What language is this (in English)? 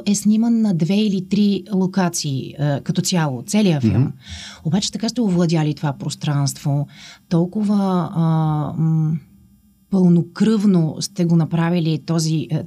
Bulgarian